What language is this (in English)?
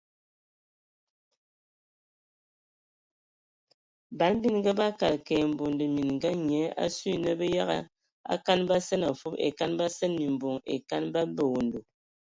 Ewondo